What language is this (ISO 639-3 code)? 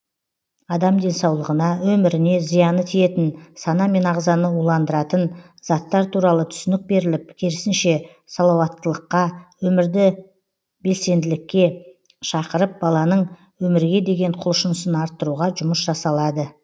kaz